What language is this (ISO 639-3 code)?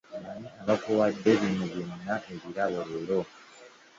lug